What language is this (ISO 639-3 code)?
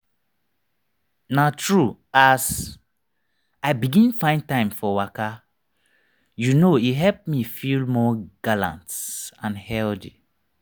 pcm